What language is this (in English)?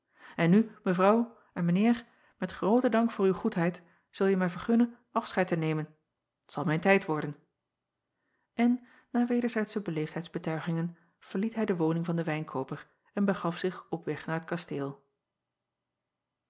Dutch